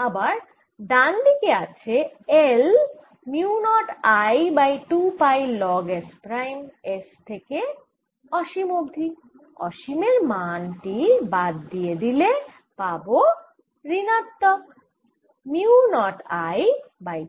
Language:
Bangla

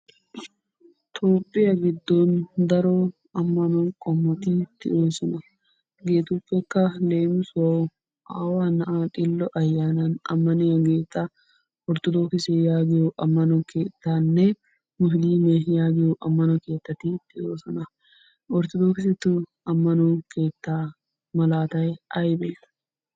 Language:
Wolaytta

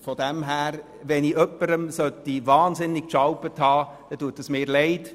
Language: Swiss German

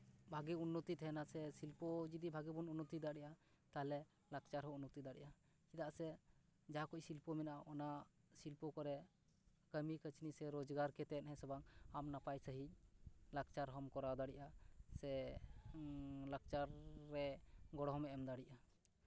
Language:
Santali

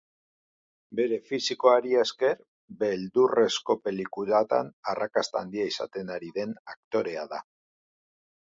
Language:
Basque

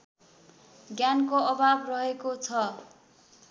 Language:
Nepali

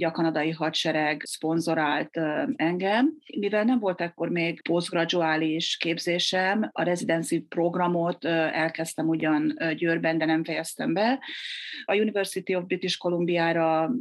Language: Hungarian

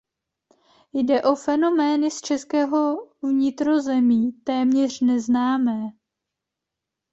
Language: Czech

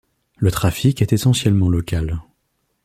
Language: French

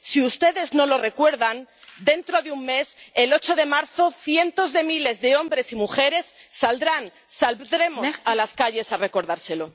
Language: Spanish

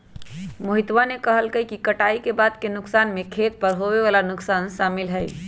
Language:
Magahi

